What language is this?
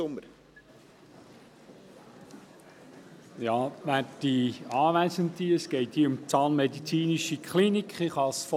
Swiss German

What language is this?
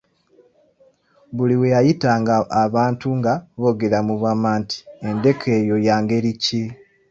Ganda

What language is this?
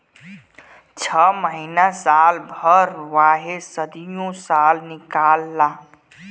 Bhojpuri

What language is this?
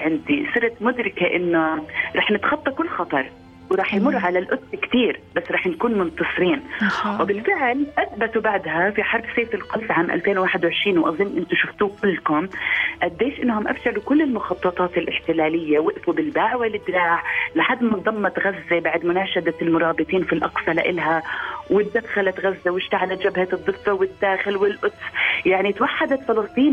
Arabic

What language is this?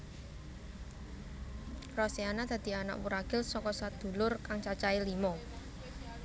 Javanese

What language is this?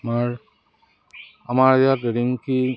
Assamese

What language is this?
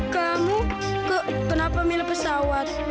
Indonesian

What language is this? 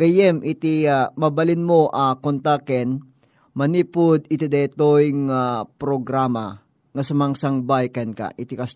Filipino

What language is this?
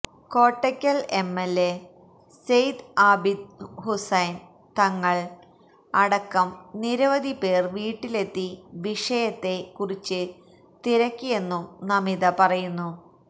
Malayalam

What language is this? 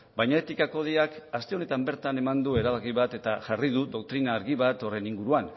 Basque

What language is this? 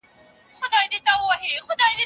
Pashto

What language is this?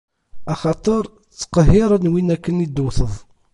Kabyle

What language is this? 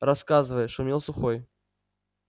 Russian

